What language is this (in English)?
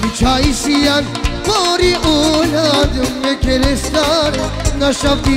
Bulgarian